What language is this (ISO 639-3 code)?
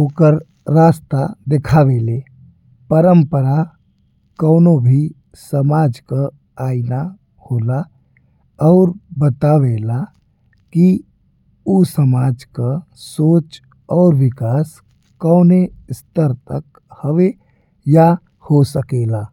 bho